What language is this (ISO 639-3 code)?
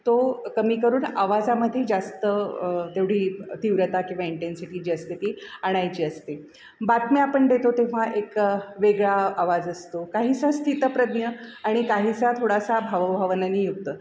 mar